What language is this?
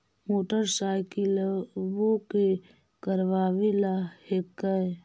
Magahi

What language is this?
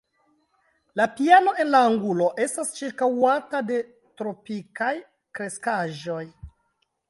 Esperanto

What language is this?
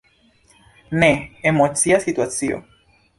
Esperanto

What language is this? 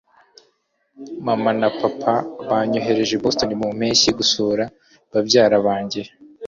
Kinyarwanda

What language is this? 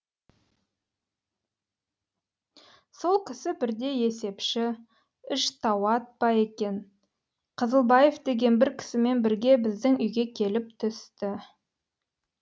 Kazakh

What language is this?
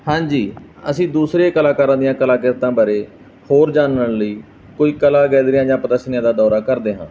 Punjabi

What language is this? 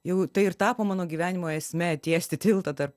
Lithuanian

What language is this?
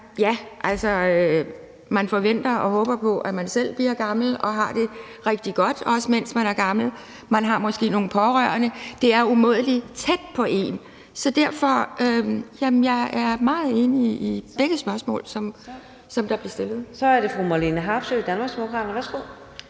Danish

